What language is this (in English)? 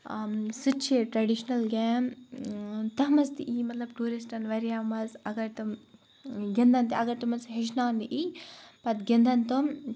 Kashmiri